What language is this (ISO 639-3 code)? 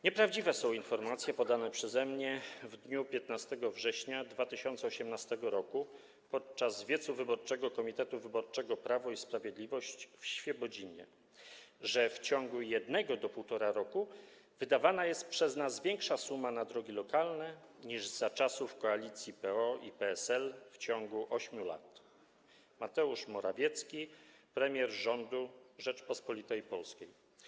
pol